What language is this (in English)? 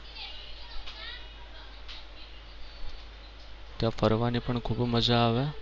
Gujarati